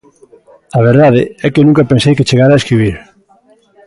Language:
Galician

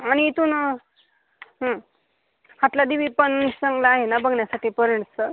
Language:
Marathi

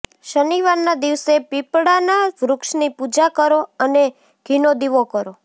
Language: Gujarati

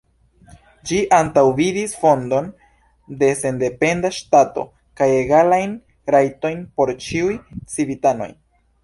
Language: Esperanto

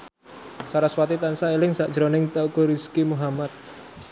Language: Javanese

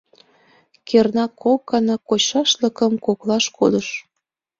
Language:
Mari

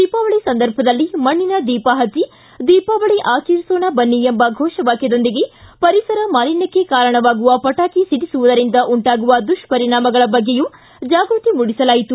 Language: Kannada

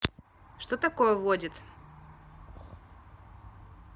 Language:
Russian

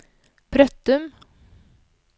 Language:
Norwegian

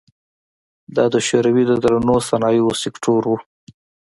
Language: Pashto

